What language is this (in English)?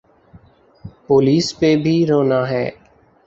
Urdu